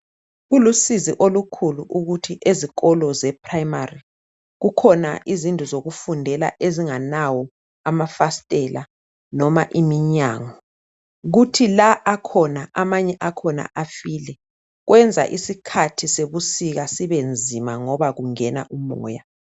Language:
North Ndebele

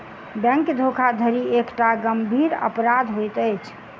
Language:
Maithili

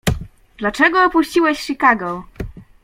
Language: Polish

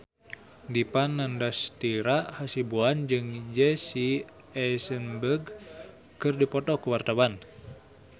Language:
Sundanese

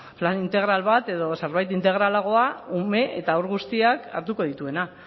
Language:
Basque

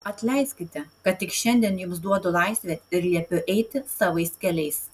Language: Lithuanian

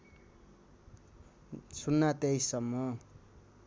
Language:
Nepali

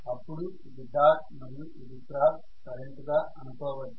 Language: Telugu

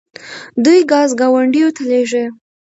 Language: Pashto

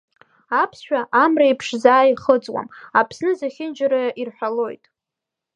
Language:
Abkhazian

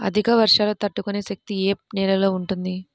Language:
Telugu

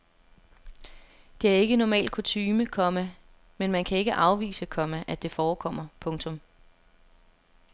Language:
Danish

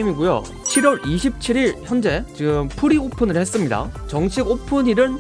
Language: Korean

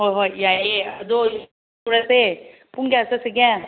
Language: Manipuri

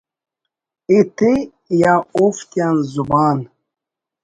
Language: Brahui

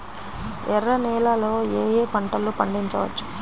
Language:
Telugu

